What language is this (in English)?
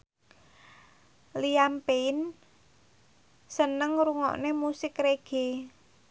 Javanese